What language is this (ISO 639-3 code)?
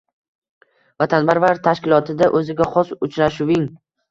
uzb